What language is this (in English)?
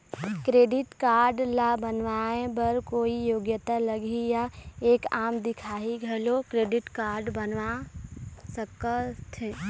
Chhattisgarhi